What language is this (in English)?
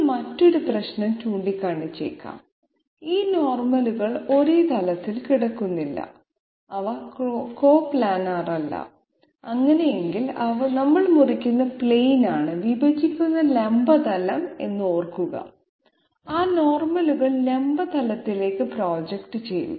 Malayalam